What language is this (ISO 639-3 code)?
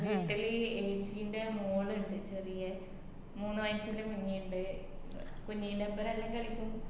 mal